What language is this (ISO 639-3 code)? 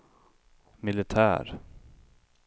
swe